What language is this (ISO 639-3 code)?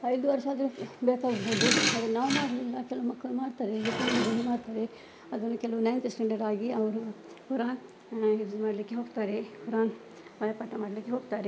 kan